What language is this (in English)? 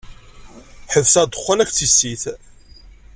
Kabyle